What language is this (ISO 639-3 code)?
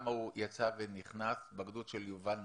heb